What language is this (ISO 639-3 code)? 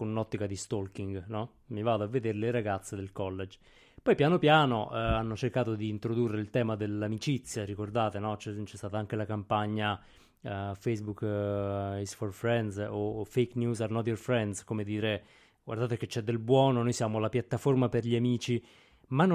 ita